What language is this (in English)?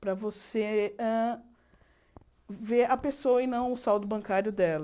Portuguese